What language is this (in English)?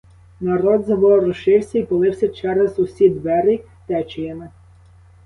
Ukrainian